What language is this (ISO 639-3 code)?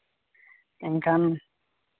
sat